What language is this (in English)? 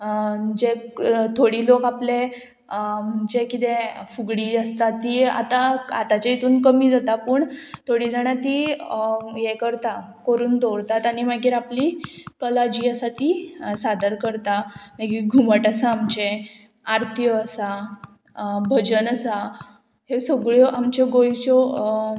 Konkani